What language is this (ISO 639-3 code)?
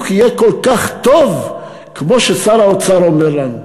heb